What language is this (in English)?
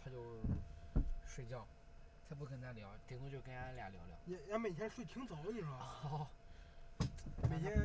Chinese